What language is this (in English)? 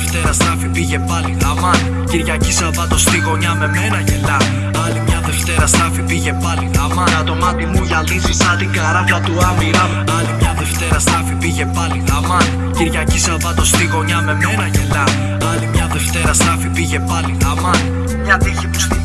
Greek